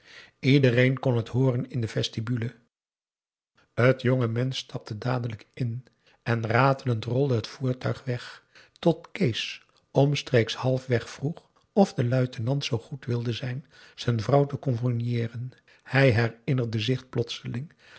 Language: Dutch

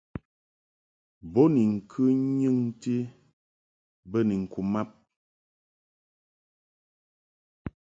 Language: Mungaka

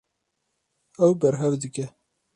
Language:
Kurdish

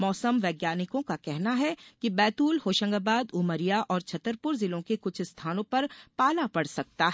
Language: Hindi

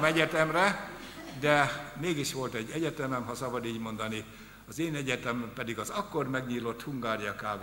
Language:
Hungarian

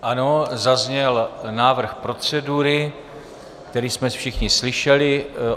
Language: Czech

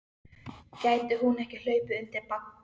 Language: Icelandic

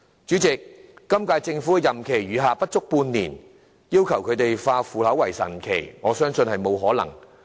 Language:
Cantonese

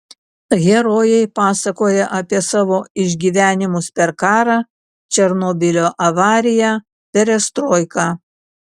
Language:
Lithuanian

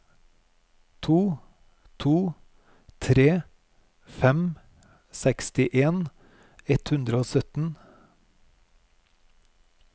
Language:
Norwegian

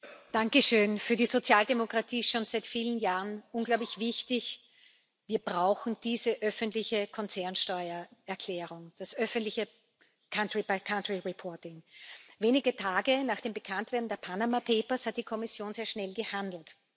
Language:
German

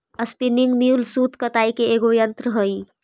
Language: Magahi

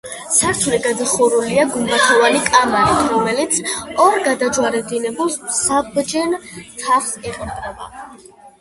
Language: Georgian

